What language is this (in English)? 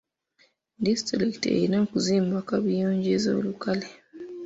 Ganda